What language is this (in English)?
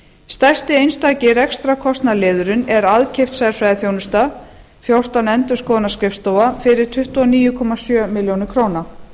Icelandic